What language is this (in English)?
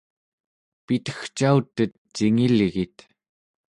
Central Yupik